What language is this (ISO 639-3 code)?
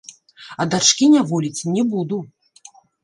bel